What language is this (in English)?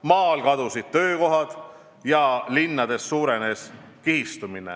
Estonian